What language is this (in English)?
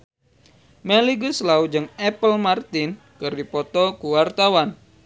Sundanese